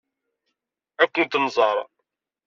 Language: Kabyle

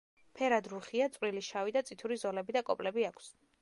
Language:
Georgian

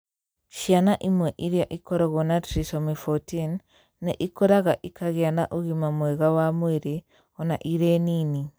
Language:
Kikuyu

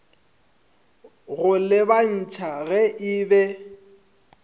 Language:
Northern Sotho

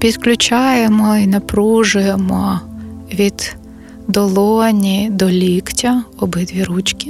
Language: Ukrainian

